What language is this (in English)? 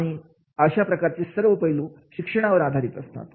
Marathi